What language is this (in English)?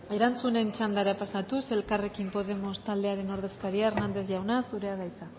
Basque